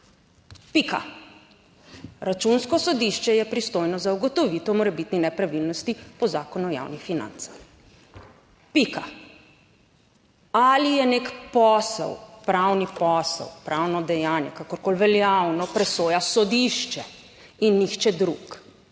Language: Slovenian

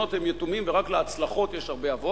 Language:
Hebrew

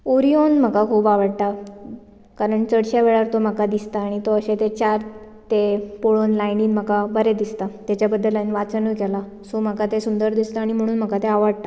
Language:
Konkani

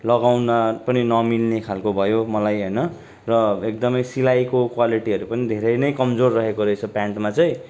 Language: Nepali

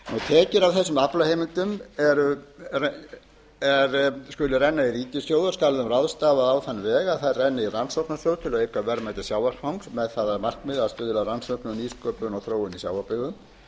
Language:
Icelandic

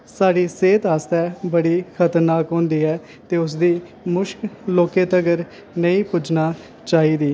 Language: Dogri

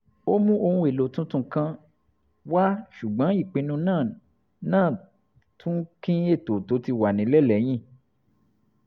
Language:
Yoruba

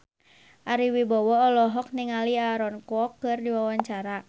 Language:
Sundanese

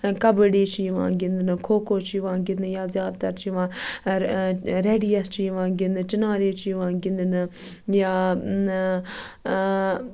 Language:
Kashmiri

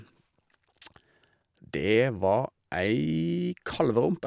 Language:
Norwegian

